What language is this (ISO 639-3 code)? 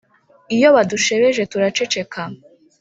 kin